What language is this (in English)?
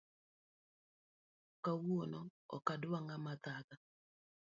Luo (Kenya and Tanzania)